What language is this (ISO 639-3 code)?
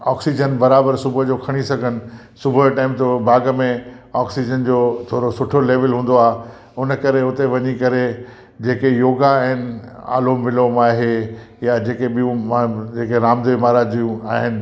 snd